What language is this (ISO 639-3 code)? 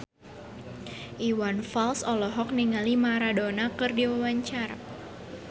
sun